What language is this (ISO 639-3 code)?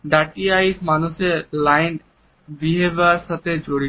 ben